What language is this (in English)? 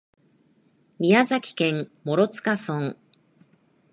Japanese